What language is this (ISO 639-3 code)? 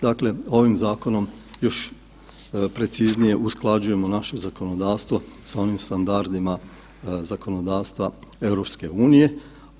hrv